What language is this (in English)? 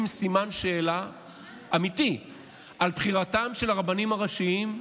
Hebrew